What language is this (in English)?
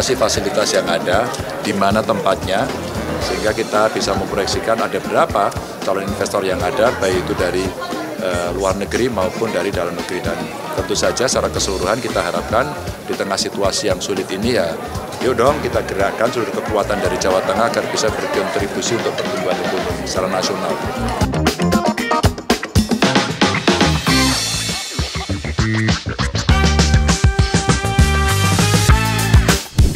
Indonesian